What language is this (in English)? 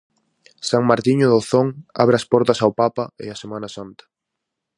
Galician